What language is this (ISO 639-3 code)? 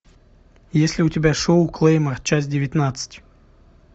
rus